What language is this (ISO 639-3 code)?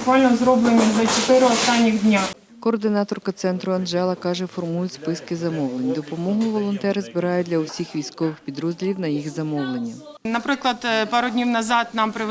ukr